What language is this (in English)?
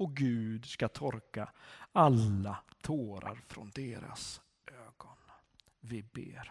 Swedish